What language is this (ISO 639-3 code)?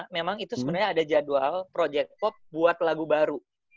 ind